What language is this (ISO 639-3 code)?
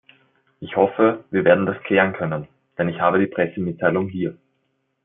deu